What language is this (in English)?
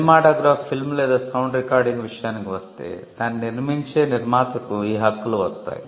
Telugu